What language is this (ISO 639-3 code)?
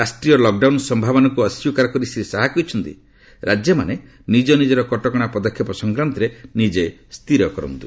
ori